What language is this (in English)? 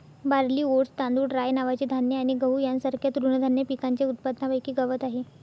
Marathi